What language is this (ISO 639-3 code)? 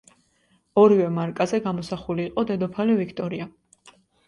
kat